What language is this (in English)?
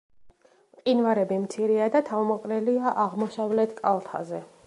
Georgian